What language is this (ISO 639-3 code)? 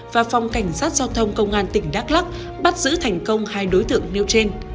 vie